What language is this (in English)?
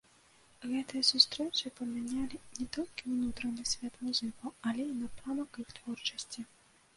Belarusian